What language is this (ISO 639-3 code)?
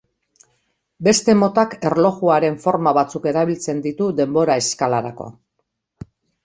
eus